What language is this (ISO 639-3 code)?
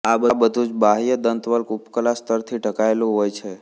guj